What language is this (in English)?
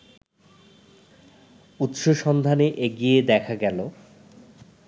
Bangla